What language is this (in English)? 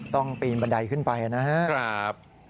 Thai